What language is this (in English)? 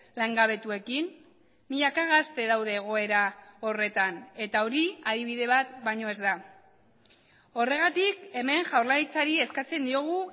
Basque